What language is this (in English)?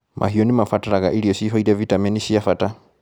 Kikuyu